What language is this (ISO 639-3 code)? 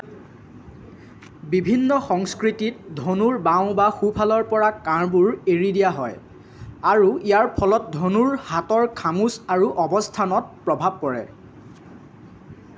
asm